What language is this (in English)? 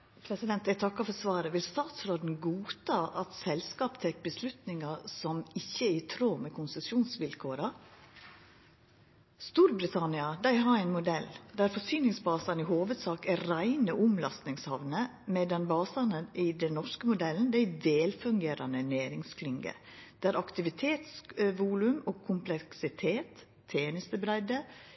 Norwegian Nynorsk